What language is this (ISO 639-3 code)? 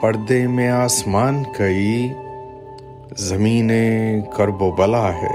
urd